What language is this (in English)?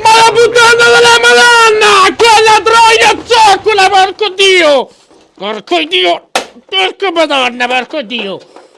Italian